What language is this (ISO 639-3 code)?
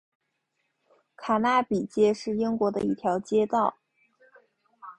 zho